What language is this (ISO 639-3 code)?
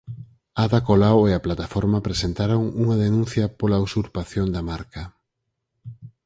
glg